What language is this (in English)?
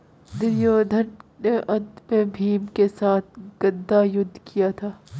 Hindi